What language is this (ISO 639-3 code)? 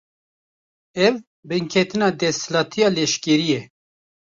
kur